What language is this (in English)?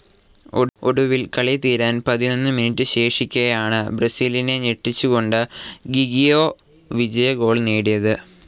Malayalam